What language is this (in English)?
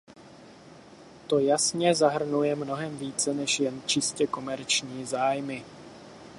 Czech